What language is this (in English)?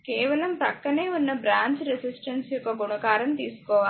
Telugu